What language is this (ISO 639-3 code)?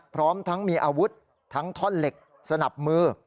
tha